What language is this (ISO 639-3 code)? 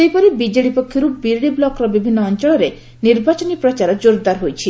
ori